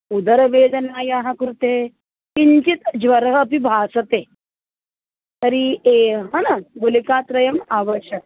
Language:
Sanskrit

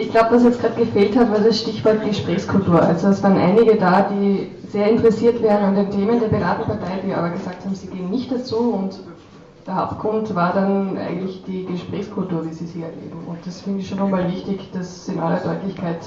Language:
German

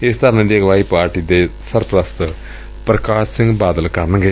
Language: Punjabi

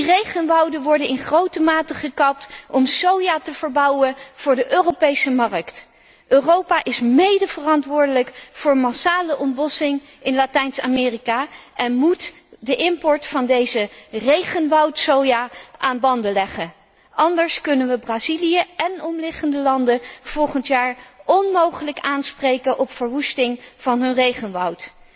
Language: Dutch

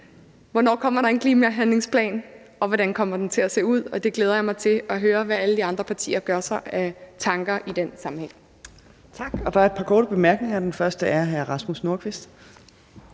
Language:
Danish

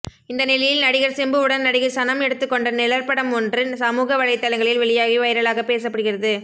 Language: Tamil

